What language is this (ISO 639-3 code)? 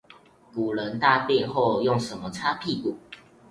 zho